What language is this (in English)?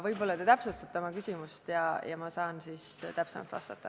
Estonian